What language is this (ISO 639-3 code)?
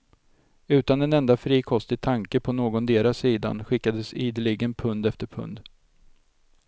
swe